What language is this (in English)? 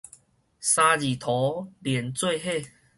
Min Nan Chinese